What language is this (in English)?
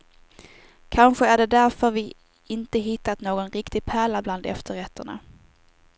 Swedish